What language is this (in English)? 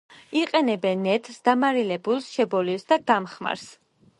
Georgian